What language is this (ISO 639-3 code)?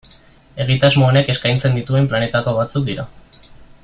eus